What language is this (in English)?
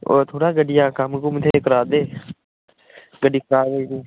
Dogri